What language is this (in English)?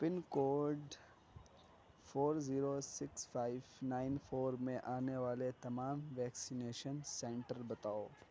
Urdu